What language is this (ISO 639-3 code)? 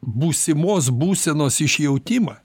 lit